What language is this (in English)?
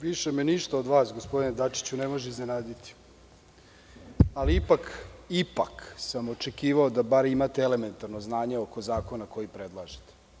Serbian